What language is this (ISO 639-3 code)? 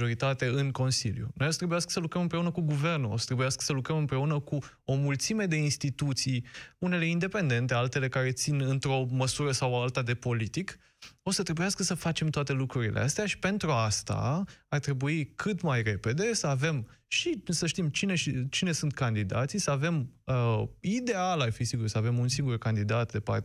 ron